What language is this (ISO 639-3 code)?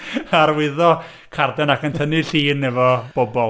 cym